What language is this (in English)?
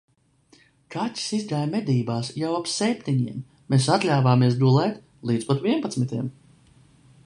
Latvian